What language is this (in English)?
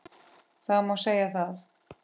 Icelandic